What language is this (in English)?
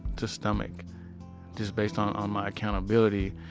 English